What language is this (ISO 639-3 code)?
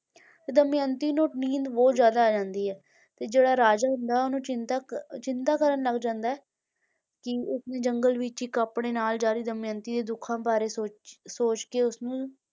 pan